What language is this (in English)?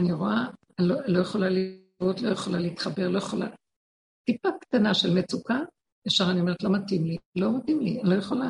Hebrew